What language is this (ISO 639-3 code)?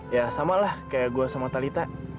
ind